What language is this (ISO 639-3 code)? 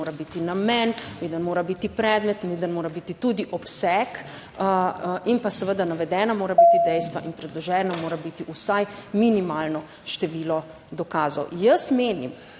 slv